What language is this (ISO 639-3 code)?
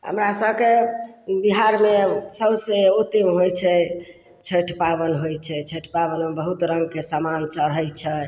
mai